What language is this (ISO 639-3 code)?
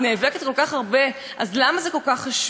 heb